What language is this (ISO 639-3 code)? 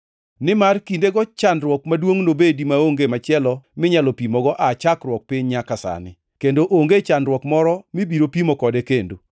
luo